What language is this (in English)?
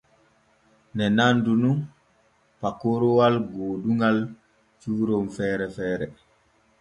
Borgu Fulfulde